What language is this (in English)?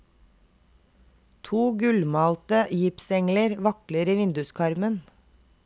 Norwegian